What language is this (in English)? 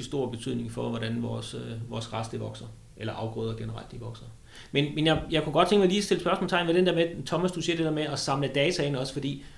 Danish